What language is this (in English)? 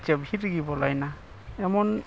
Santali